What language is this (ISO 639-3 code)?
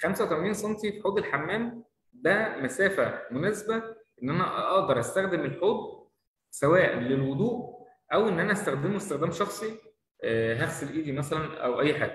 ara